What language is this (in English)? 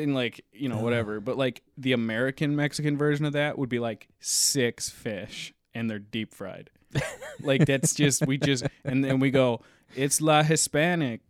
English